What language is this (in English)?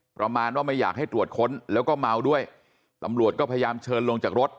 Thai